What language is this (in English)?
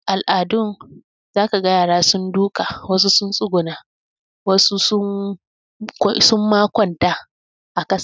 Hausa